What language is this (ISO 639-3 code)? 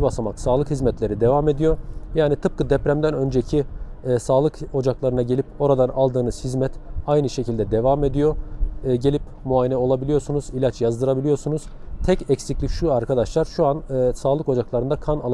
tur